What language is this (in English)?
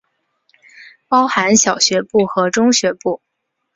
Chinese